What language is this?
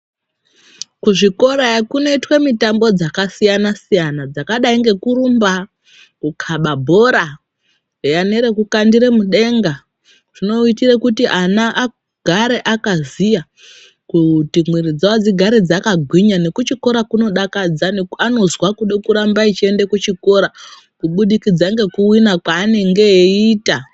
Ndau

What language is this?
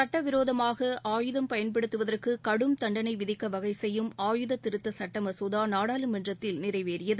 Tamil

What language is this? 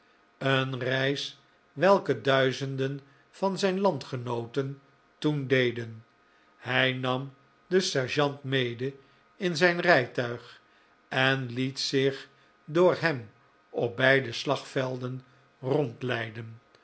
Dutch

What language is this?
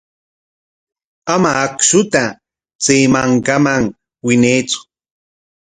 Corongo Ancash Quechua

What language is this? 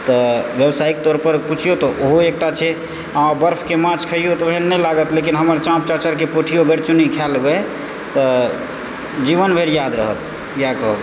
Maithili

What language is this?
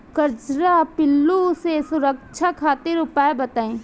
Bhojpuri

